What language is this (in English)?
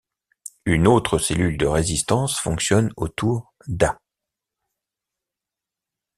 French